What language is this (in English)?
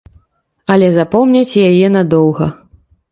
Belarusian